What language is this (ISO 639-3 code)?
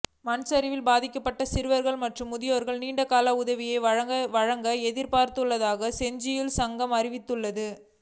tam